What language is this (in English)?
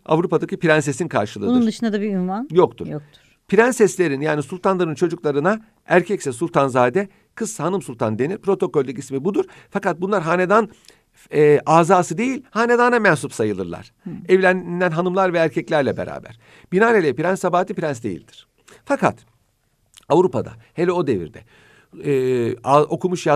Turkish